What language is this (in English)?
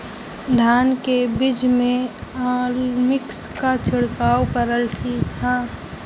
Bhojpuri